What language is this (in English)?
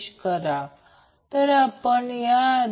Marathi